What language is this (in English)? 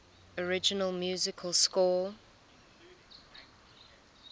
English